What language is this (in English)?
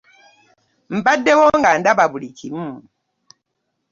Ganda